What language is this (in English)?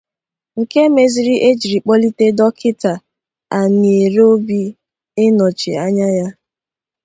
Igbo